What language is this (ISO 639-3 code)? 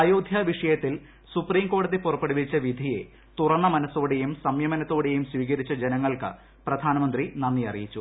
mal